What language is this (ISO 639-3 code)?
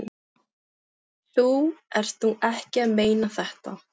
isl